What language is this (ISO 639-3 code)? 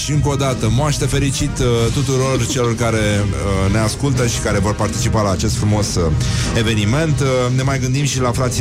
ron